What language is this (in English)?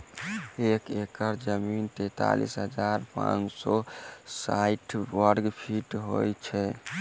Maithili